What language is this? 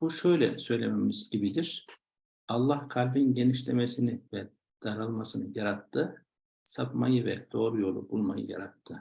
Turkish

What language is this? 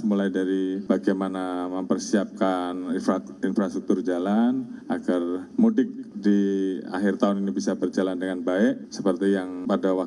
Indonesian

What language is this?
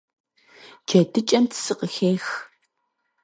Kabardian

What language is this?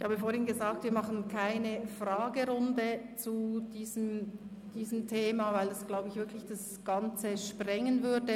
Swiss German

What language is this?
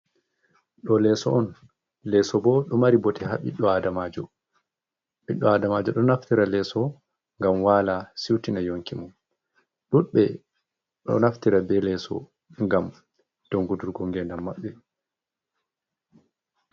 Fula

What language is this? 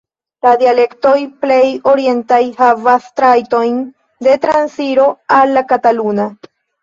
Esperanto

